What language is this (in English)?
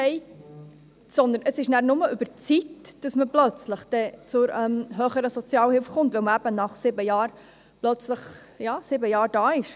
Swiss German